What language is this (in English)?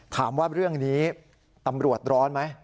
Thai